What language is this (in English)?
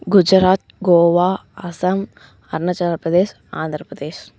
Tamil